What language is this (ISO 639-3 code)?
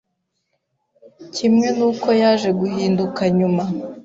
kin